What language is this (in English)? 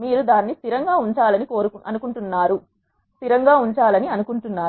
Telugu